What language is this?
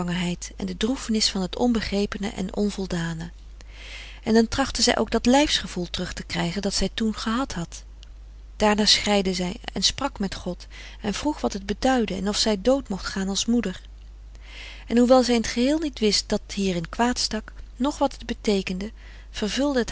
Dutch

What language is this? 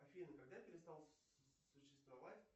Russian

